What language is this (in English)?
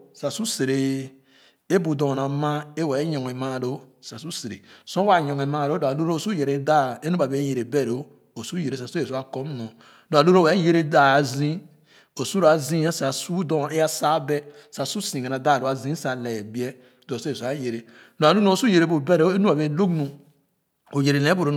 Khana